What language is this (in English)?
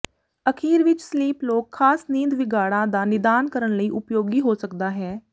Punjabi